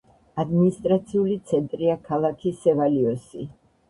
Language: Georgian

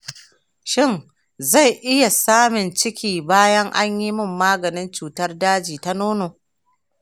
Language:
Hausa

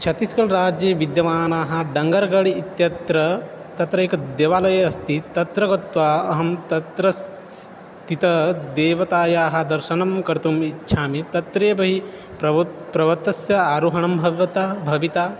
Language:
Sanskrit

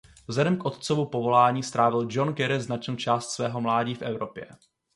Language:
Czech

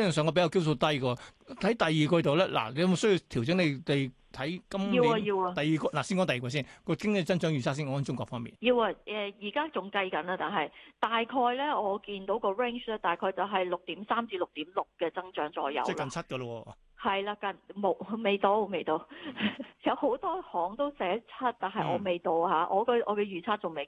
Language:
Chinese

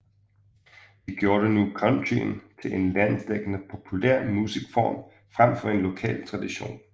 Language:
Danish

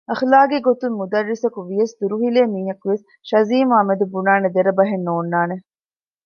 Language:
Divehi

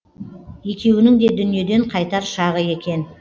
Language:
Kazakh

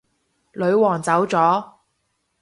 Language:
Cantonese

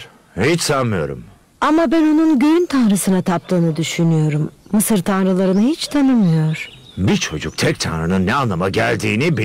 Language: Turkish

